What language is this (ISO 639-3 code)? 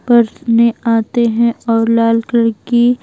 hin